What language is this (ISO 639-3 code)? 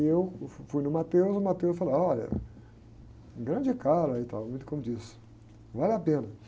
por